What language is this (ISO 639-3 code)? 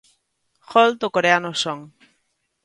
glg